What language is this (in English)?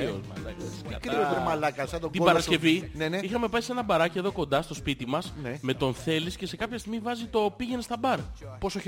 Greek